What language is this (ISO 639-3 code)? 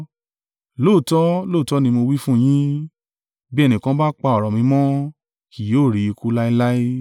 yor